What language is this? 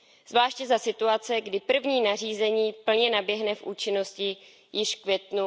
Czech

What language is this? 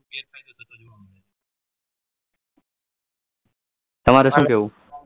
Gujarati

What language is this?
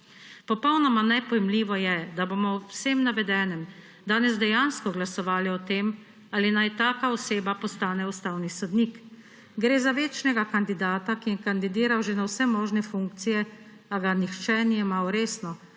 Slovenian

